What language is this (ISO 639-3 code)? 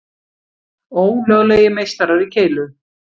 isl